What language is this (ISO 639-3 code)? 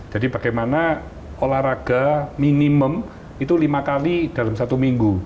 ind